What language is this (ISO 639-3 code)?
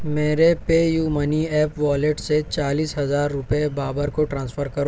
urd